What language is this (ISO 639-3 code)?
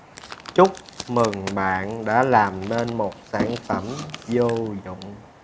vie